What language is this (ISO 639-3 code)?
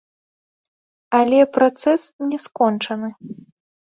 bel